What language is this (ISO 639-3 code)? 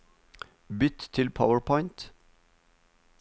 nor